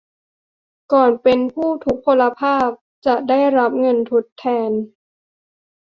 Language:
Thai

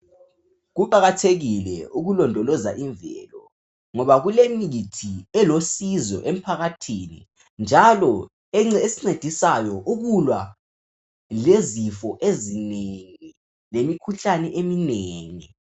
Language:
North Ndebele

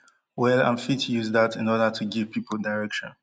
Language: Nigerian Pidgin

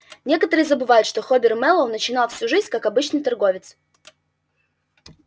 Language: Russian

